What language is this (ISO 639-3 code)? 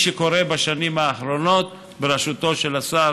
heb